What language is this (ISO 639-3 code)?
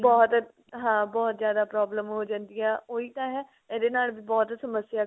pan